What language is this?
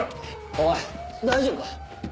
Japanese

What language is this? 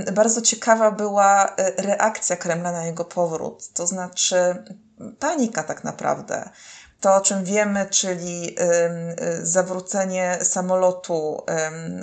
Polish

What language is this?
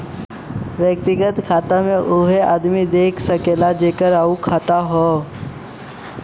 Bhojpuri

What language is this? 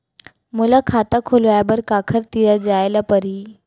Chhattisgarhi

